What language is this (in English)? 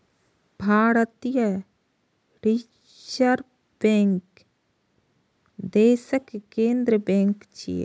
Maithili